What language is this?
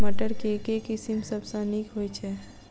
Maithili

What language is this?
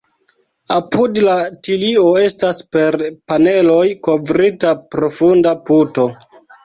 Esperanto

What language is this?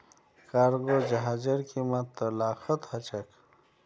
Magahi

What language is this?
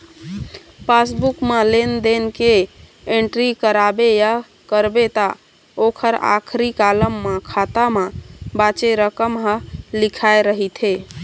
Chhattisgarhi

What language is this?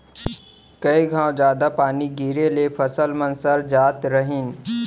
Chhattisgarhi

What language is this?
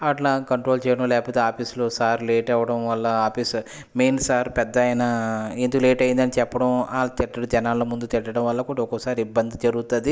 Telugu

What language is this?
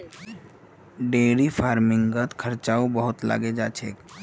Magahi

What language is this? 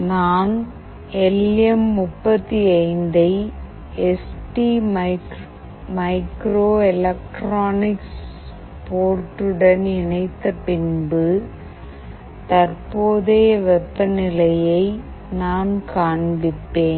Tamil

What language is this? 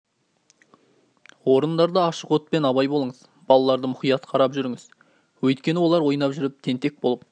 Kazakh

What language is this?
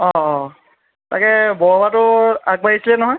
Assamese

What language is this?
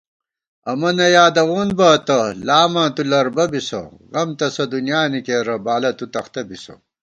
Gawar-Bati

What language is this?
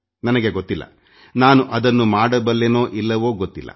Kannada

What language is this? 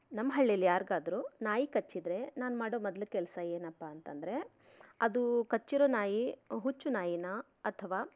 Kannada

